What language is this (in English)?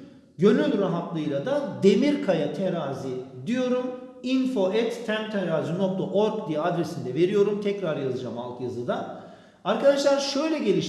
Turkish